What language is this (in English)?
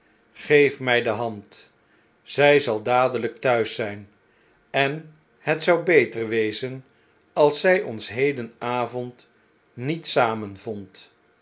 Dutch